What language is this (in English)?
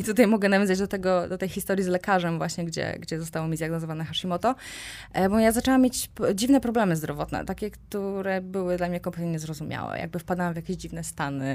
Polish